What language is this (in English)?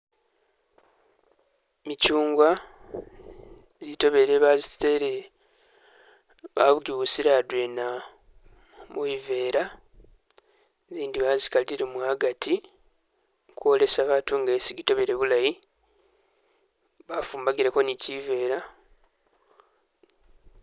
Masaaba